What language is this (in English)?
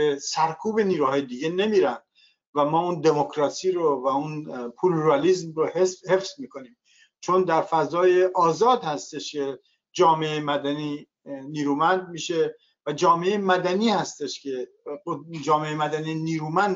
Persian